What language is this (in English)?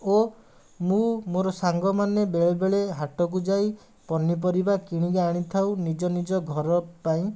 Odia